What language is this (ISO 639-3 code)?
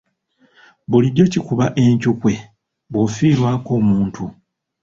lug